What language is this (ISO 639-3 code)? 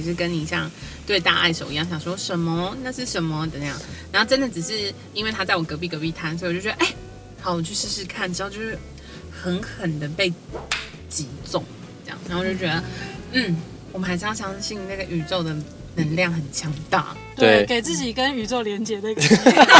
zho